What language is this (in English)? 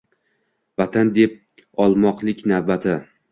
Uzbek